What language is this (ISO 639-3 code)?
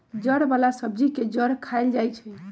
mag